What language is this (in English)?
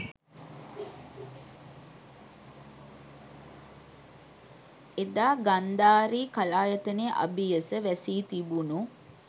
Sinhala